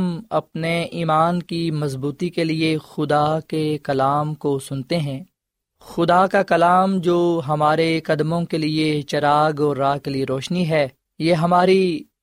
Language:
Urdu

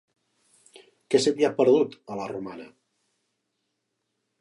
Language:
Catalan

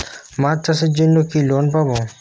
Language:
Bangla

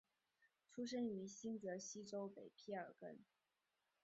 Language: Chinese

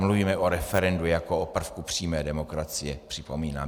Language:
Czech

